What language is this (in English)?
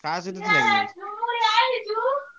Odia